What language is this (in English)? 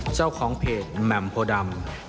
Thai